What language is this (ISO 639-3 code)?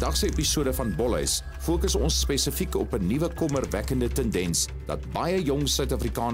nld